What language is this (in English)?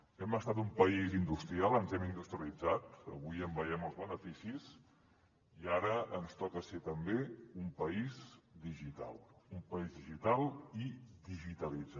Catalan